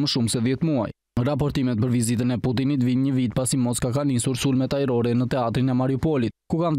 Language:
Romanian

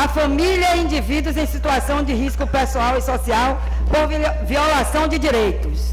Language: Portuguese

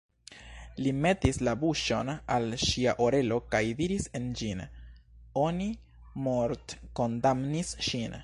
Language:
Esperanto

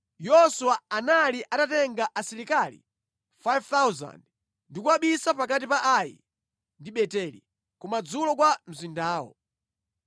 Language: Nyanja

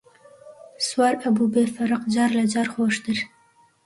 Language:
Central Kurdish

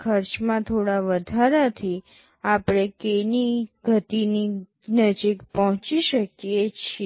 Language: Gujarati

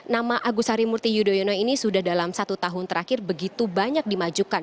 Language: Indonesian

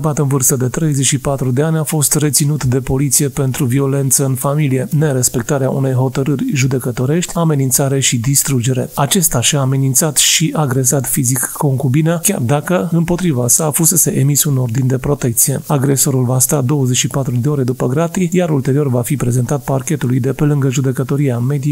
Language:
Romanian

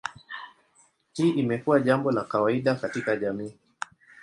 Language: Swahili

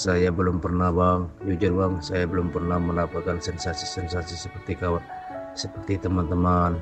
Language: Indonesian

